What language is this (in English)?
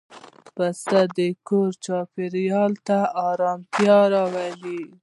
Pashto